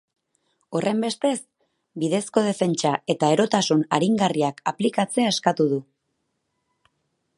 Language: Basque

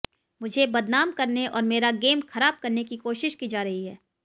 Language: Hindi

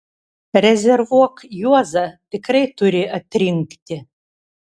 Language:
Lithuanian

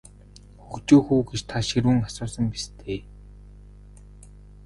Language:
Mongolian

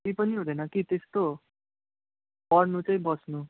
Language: Nepali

